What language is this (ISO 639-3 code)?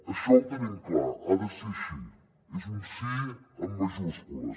cat